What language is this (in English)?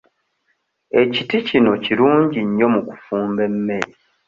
Ganda